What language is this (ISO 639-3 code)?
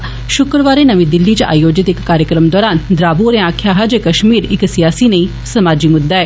doi